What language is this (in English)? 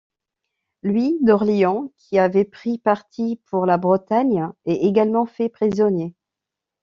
French